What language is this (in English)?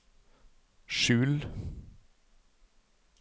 Norwegian